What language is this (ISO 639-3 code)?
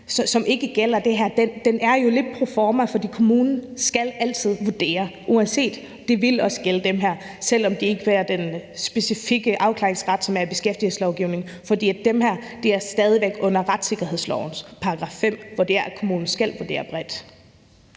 dan